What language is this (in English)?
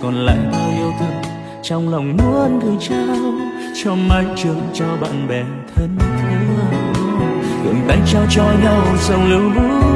Vietnamese